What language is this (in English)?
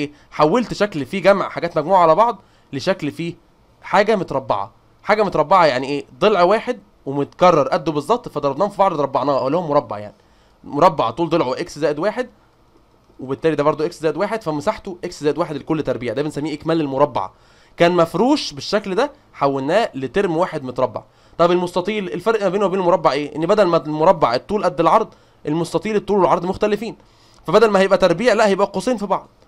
Arabic